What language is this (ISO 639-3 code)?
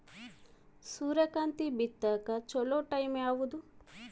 kan